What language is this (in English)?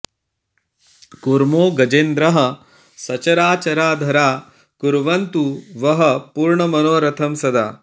Sanskrit